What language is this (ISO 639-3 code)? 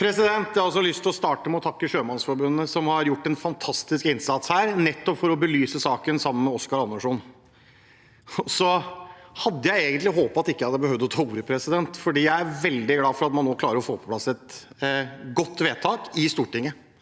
nor